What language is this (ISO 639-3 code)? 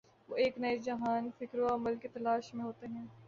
urd